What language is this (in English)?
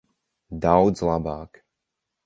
Latvian